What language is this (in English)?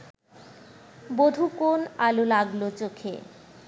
Bangla